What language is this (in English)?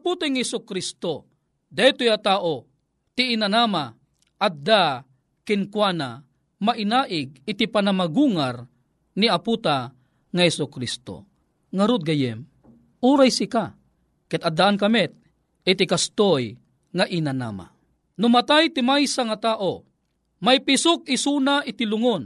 Filipino